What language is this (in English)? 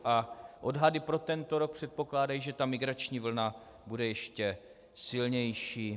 Czech